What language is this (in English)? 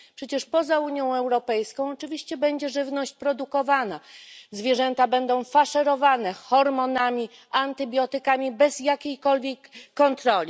Polish